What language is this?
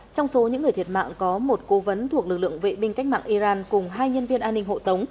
Vietnamese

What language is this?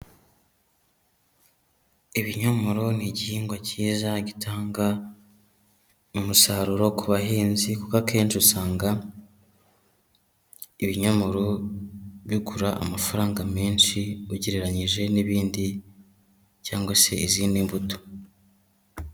Kinyarwanda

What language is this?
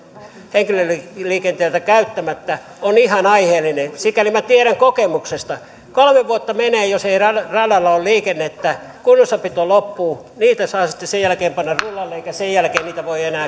Finnish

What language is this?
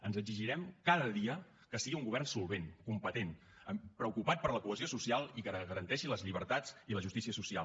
Catalan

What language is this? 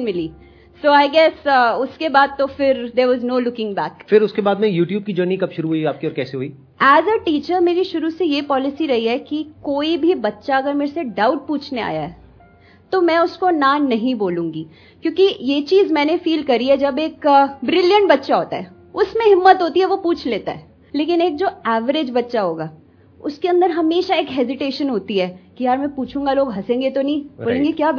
Hindi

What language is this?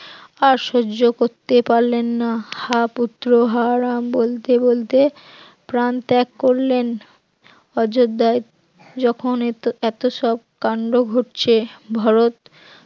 Bangla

